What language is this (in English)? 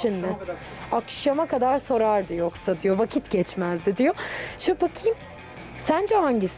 Turkish